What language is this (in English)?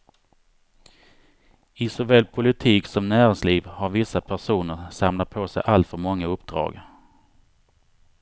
Swedish